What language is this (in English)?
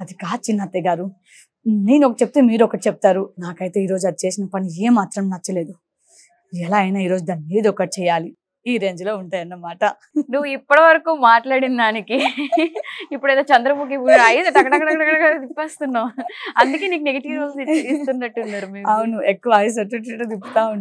Telugu